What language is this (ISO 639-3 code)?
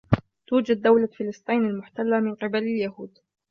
ara